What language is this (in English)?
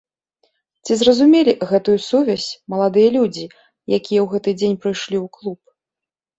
Belarusian